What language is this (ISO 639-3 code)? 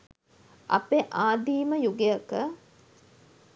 sin